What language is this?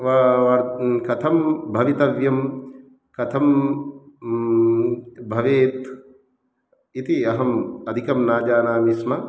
Sanskrit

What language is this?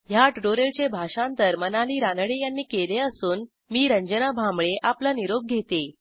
Marathi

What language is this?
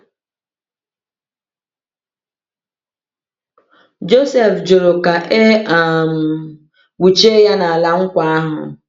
Igbo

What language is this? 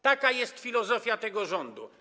Polish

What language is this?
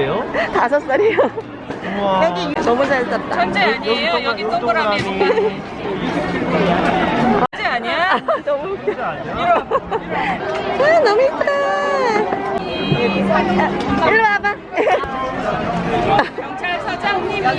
Korean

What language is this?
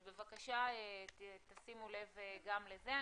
Hebrew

